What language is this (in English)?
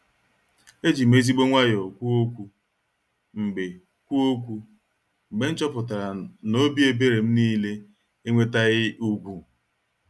Igbo